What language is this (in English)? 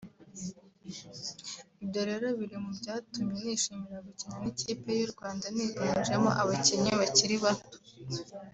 Kinyarwanda